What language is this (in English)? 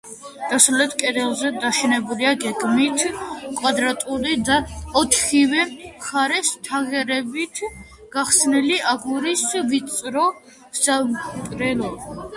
Georgian